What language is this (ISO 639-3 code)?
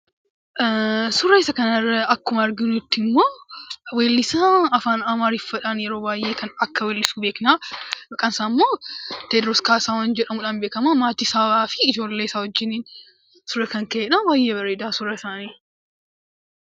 orm